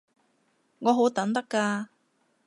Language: Cantonese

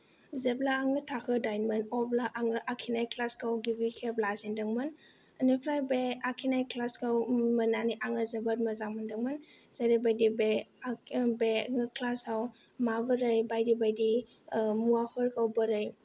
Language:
Bodo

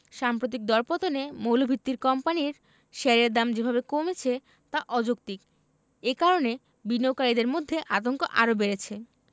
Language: Bangla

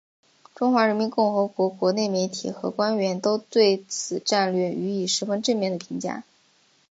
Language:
Chinese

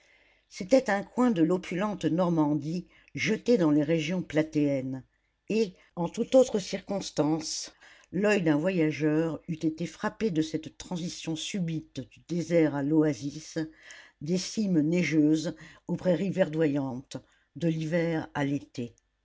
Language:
French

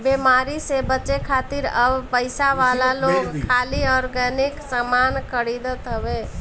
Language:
Bhojpuri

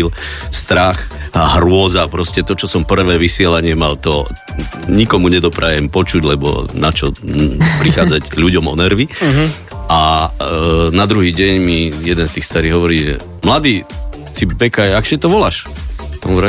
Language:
Slovak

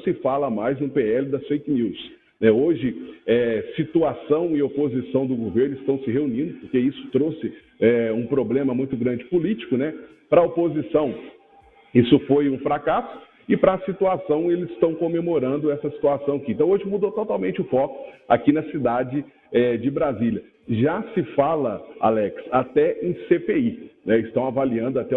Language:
Portuguese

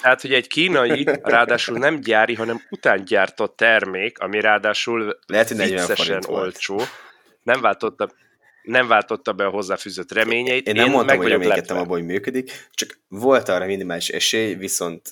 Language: Hungarian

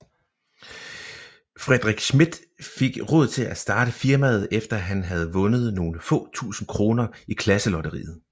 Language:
Danish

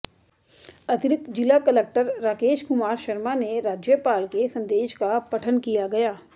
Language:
Hindi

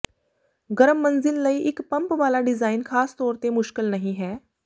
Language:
Punjabi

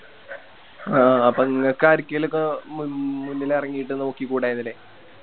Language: Malayalam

